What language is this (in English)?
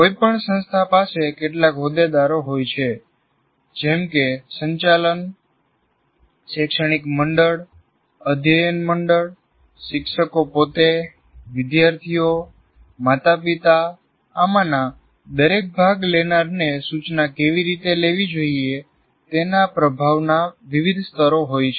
Gujarati